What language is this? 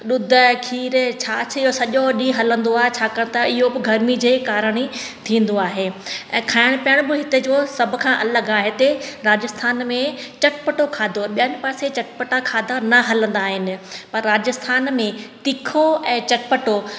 Sindhi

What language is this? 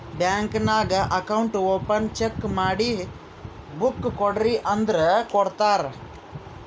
Kannada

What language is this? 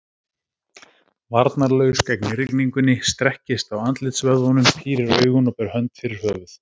Icelandic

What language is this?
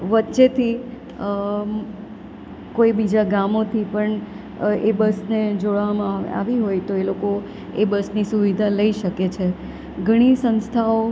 Gujarati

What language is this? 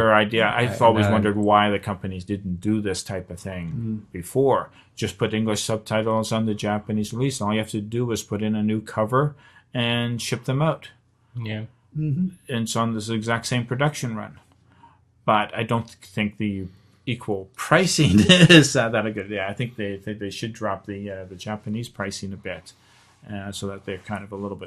English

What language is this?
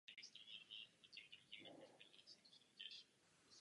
Czech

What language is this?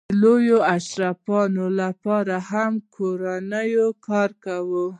Pashto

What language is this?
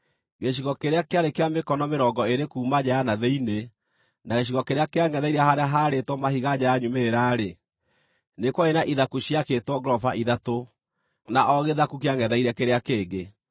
Kikuyu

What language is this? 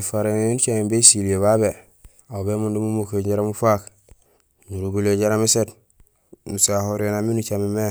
Gusilay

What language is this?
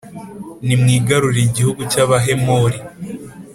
Kinyarwanda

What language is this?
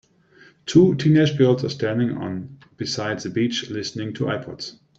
English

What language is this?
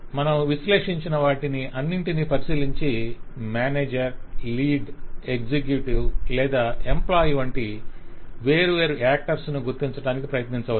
Telugu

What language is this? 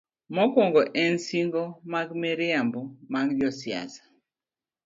Luo (Kenya and Tanzania)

